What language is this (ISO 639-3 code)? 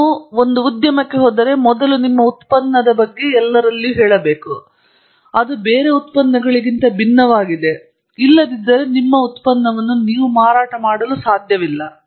kan